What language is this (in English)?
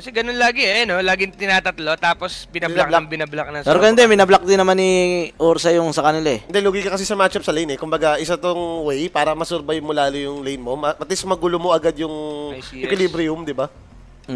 Filipino